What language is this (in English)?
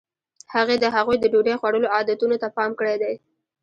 Pashto